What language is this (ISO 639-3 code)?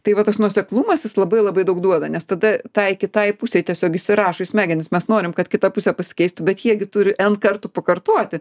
lit